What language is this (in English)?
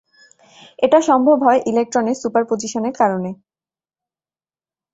Bangla